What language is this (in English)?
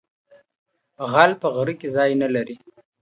Pashto